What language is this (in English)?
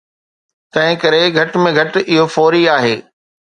Sindhi